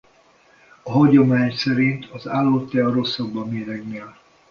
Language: Hungarian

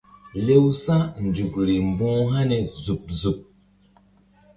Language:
Mbum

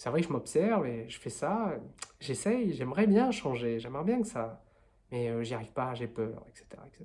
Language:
French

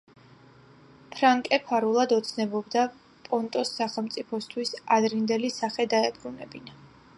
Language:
Georgian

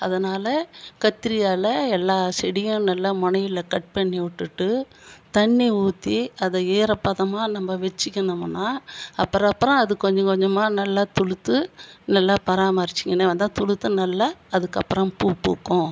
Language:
Tamil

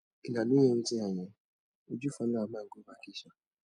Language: Nigerian Pidgin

